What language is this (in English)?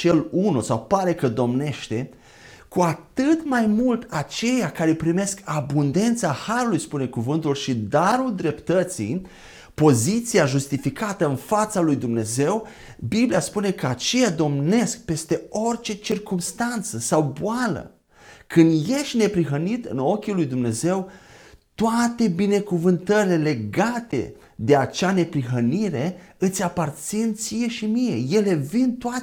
Romanian